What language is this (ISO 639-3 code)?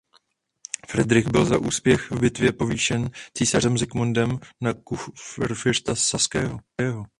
ces